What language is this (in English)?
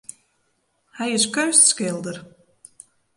Western Frisian